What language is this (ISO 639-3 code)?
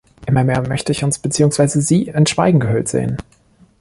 deu